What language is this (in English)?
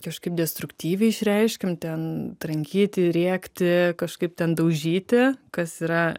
Lithuanian